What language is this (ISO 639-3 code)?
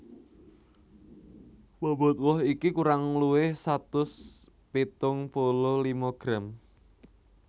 jav